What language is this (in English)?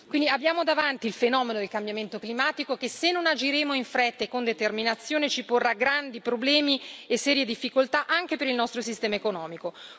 Italian